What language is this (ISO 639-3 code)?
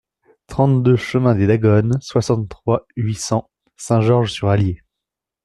fra